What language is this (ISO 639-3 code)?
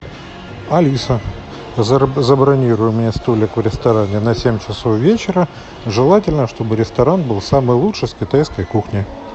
rus